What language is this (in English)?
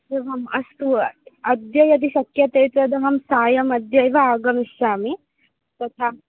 Sanskrit